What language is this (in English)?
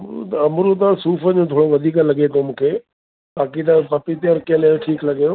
Sindhi